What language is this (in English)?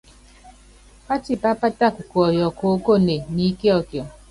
Yangben